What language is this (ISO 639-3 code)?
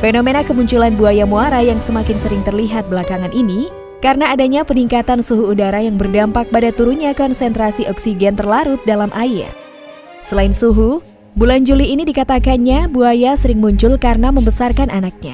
ind